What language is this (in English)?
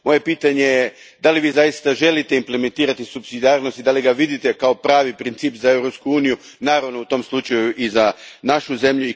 Croatian